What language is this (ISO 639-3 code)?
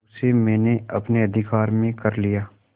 hin